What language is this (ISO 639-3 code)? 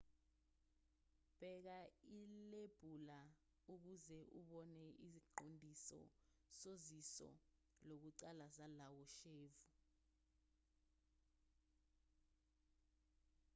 zul